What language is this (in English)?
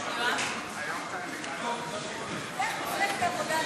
Hebrew